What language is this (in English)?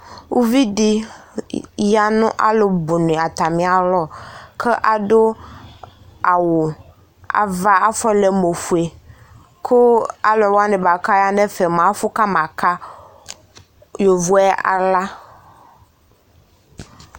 Ikposo